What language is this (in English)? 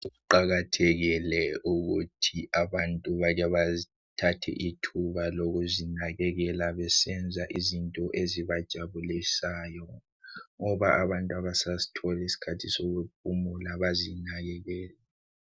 North Ndebele